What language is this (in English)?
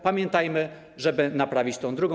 Polish